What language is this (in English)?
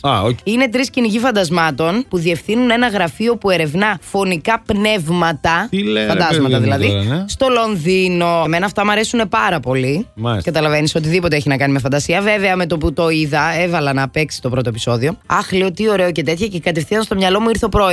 Greek